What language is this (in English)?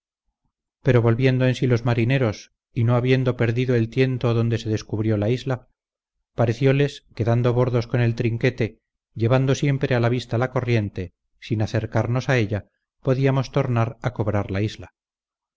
Spanish